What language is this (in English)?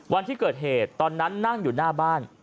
Thai